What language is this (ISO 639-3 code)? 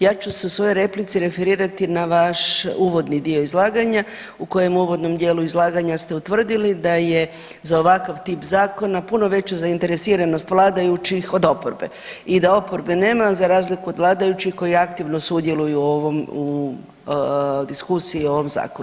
hrv